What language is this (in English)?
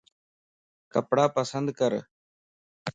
Lasi